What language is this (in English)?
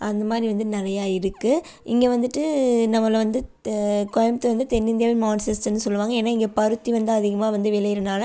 Tamil